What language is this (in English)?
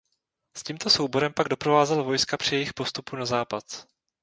Czech